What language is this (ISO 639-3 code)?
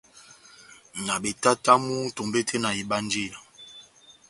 bnm